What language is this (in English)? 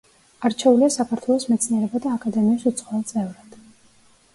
Georgian